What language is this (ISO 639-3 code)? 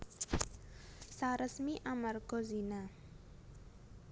jav